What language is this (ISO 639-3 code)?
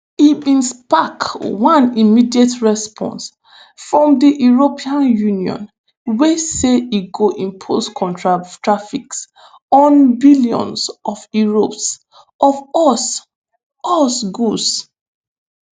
pcm